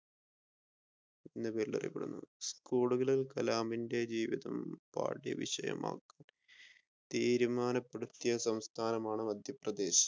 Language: Malayalam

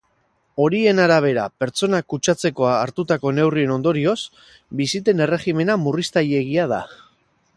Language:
Basque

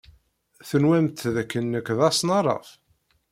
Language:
Kabyle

